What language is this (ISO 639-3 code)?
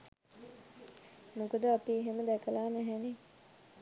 sin